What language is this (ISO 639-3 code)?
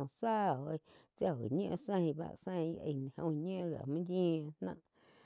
chq